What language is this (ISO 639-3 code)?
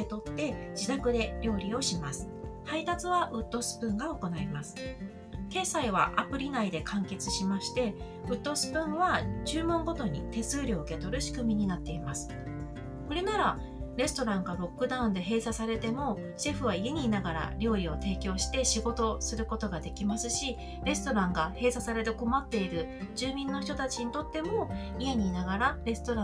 jpn